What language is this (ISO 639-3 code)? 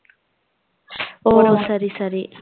tam